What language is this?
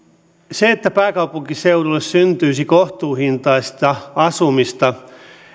Finnish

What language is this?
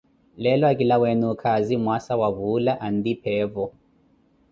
Koti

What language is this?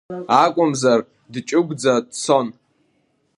Abkhazian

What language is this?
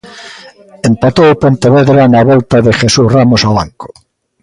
Galician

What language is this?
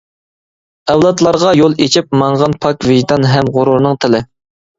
Uyghur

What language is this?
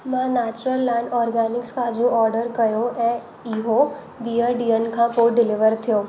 Sindhi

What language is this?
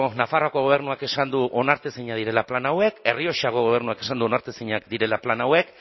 Basque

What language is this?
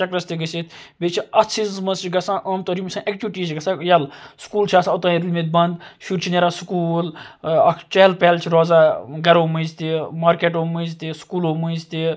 Kashmiri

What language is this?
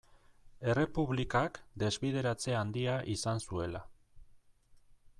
Basque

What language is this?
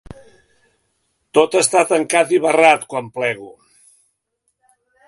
Catalan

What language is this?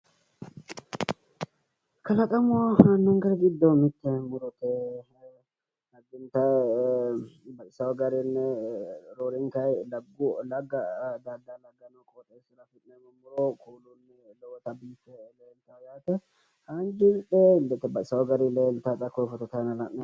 Sidamo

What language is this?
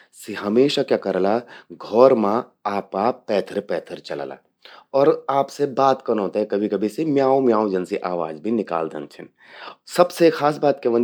Garhwali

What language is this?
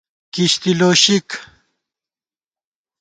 Gawar-Bati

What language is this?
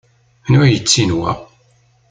Kabyle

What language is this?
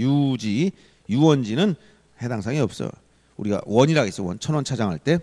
Korean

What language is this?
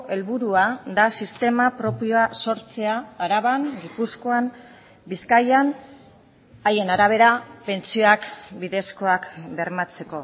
Basque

